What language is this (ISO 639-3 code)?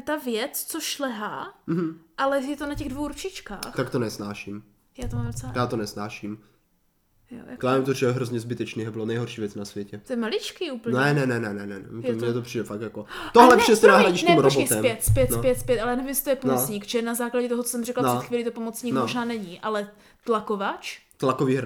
ces